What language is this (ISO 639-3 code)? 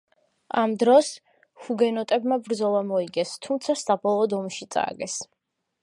kat